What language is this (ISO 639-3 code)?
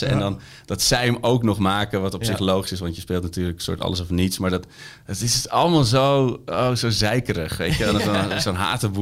nld